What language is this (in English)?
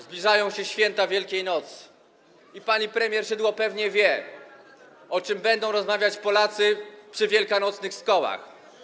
Polish